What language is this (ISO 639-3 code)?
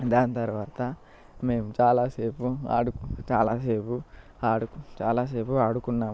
tel